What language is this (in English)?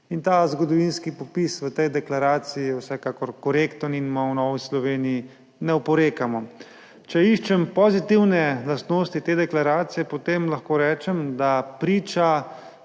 Slovenian